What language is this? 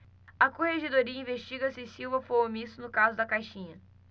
Portuguese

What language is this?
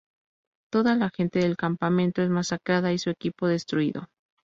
Spanish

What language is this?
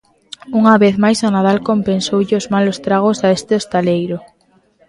Galician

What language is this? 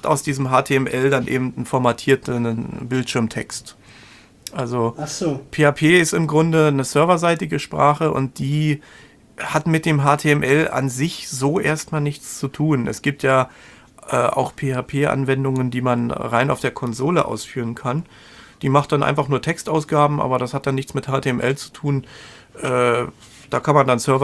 German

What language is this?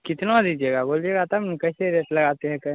Hindi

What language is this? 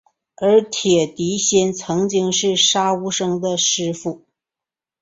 Chinese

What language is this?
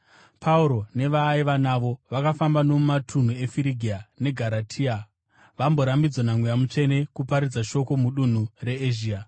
Shona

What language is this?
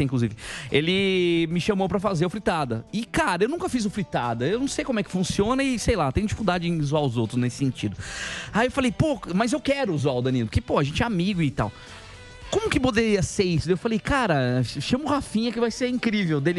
Portuguese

